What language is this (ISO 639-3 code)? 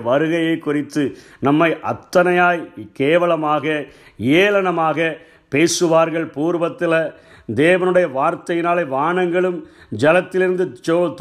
tam